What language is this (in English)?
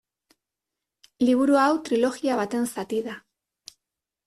Basque